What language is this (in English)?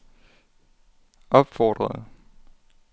Danish